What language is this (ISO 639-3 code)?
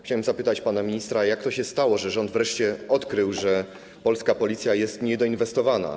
pol